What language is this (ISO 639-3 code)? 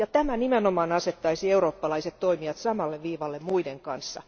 fin